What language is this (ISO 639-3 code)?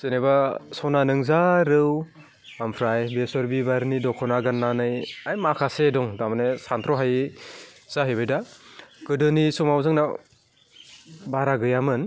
brx